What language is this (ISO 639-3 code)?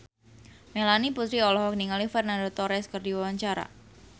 sun